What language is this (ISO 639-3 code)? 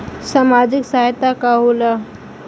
bho